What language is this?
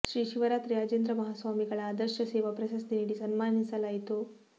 Kannada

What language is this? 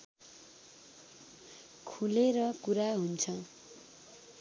Nepali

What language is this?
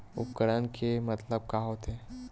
Chhattisgarhi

